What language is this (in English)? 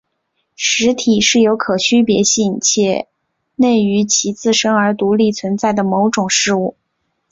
Chinese